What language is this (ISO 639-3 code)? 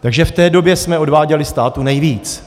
ces